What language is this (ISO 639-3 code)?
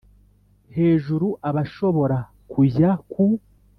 kin